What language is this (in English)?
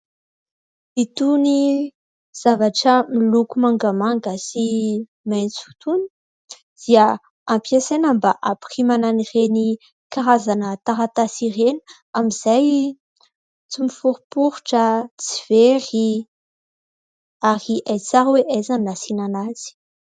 Malagasy